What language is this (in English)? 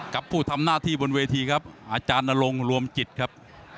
Thai